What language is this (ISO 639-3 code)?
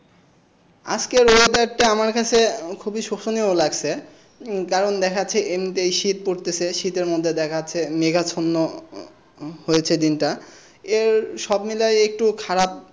ben